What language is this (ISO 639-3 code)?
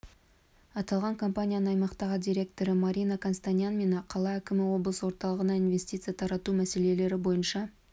kaz